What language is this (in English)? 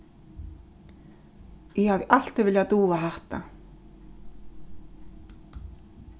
Faroese